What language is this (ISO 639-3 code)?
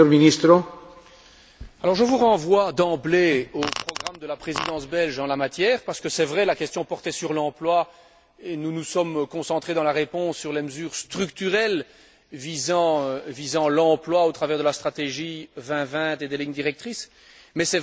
fra